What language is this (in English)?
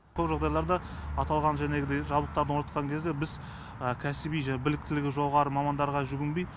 Kazakh